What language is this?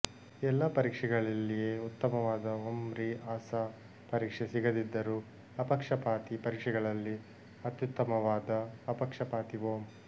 Kannada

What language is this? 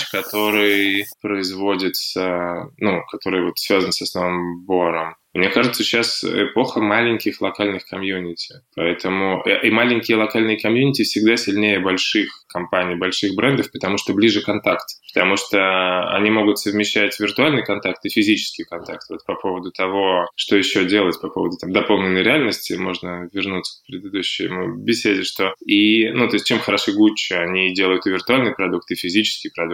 Russian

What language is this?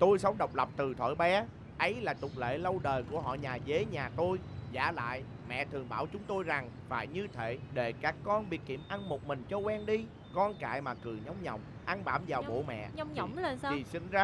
Vietnamese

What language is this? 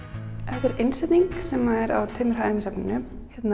Icelandic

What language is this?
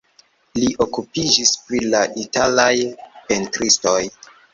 Esperanto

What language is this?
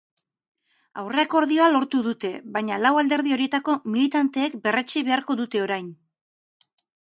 Basque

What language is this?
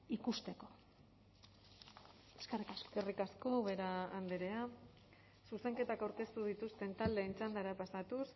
Basque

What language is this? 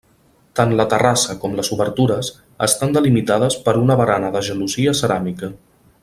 Catalan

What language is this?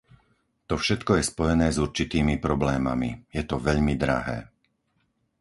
Slovak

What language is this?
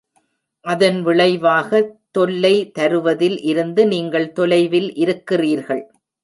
Tamil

